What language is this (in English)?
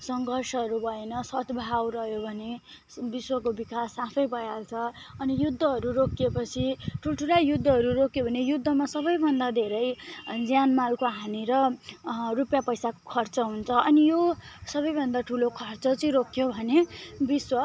Nepali